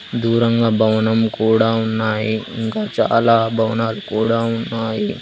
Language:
Telugu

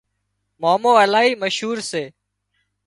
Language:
Wadiyara Koli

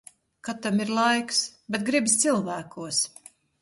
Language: Latvian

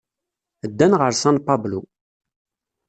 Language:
Kabyle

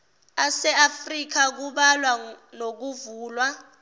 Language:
Zulu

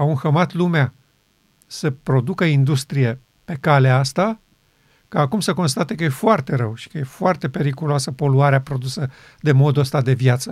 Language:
Romanian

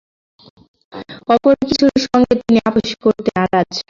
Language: Bangla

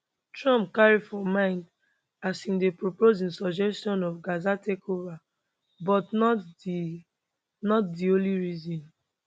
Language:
Nigerian Pidgin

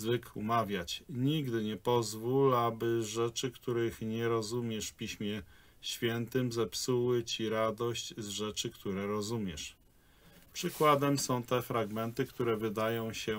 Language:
Polish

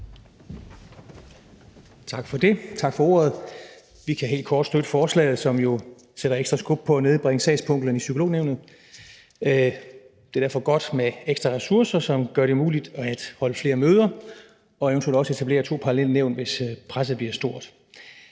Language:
Danish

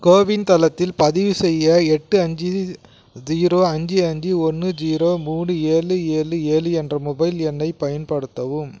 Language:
Tamil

